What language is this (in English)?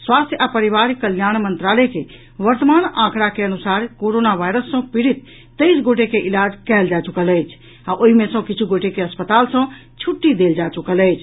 Maithili